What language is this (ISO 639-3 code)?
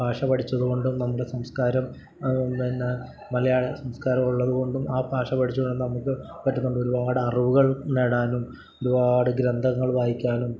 mal